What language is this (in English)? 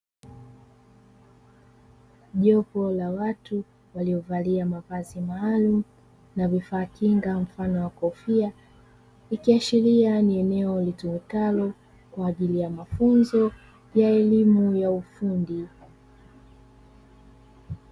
Swahili